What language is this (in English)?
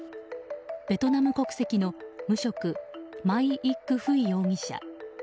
Japanese